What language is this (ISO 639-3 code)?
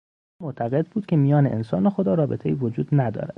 fas